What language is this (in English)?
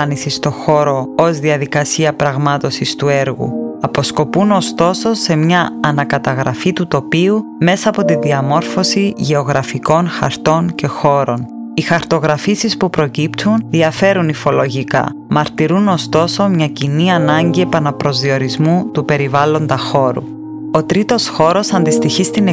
Greek